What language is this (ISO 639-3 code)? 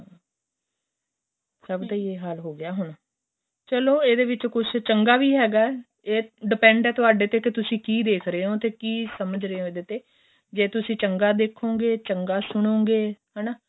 pan